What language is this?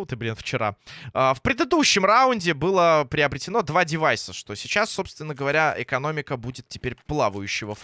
Russian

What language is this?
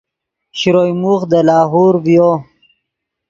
Yidgha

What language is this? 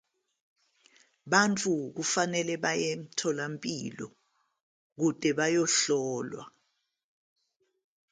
Zulu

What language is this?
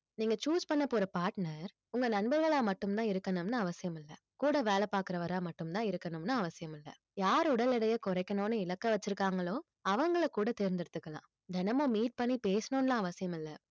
Tamil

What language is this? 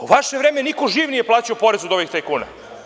Serbian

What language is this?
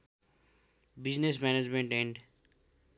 Nepali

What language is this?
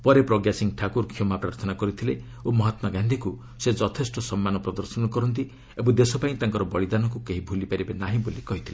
Odia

